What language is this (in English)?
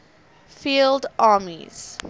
English